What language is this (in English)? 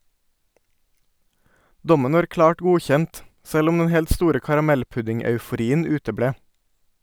Norwegian